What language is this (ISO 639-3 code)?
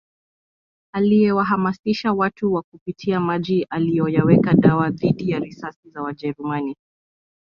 swa